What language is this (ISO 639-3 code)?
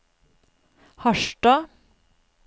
nor